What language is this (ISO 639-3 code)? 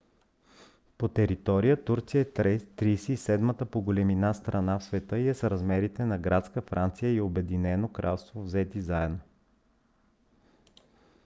bul